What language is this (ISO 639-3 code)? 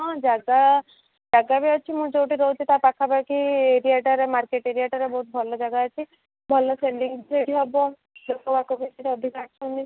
ori